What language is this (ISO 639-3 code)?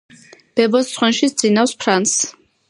kat